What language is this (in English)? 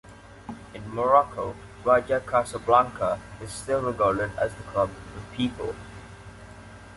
English